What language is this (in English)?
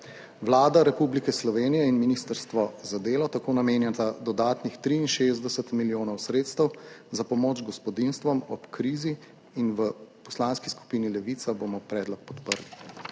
Slovenian